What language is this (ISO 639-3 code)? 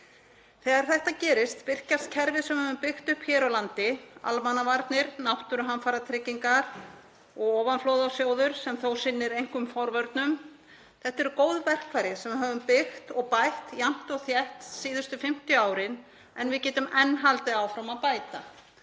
isl